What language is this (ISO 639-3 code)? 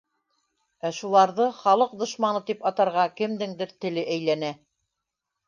bak